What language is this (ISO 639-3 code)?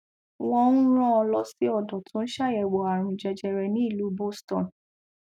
yor